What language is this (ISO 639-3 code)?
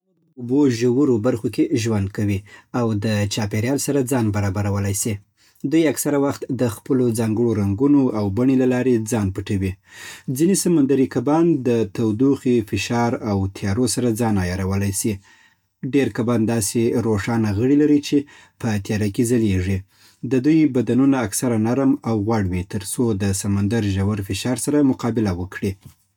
pbt